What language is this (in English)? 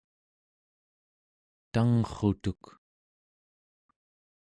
Central Yupik